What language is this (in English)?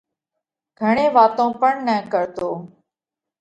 Parkari Koli